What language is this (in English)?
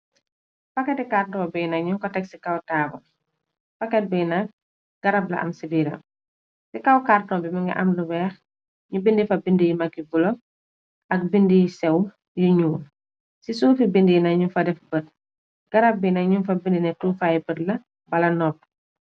Wolof